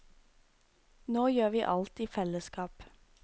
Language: Norwegian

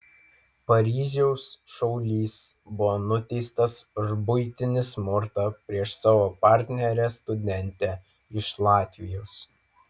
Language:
Lithuanian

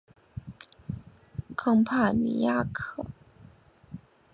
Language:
Chinese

